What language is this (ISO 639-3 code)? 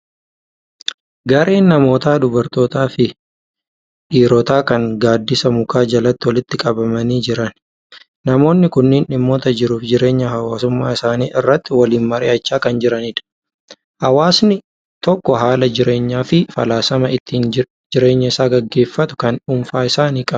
orm